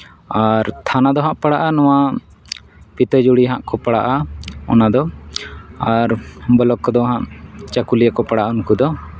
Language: Santali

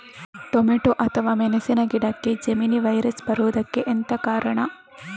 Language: Kannada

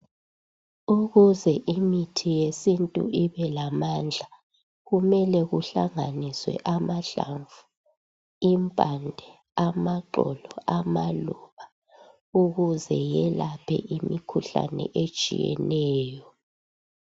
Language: North Ndebele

